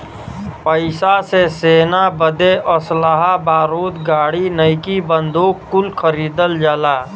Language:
Bhojpuri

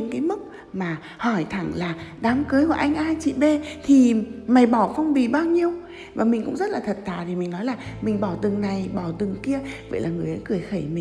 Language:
Vietnamese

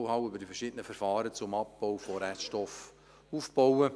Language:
Swiss German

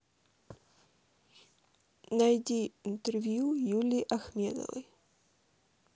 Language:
Russian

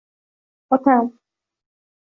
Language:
Uzbek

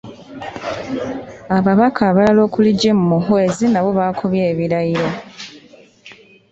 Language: Ganda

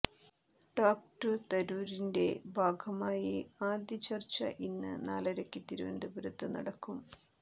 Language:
Malayalam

